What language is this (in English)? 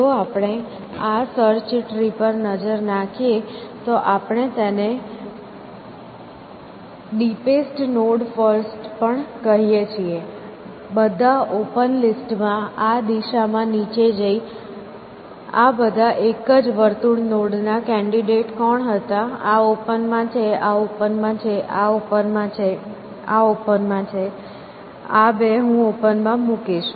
Gujarati